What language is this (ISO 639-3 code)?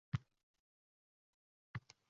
uzb